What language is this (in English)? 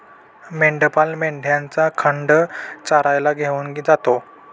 Marathi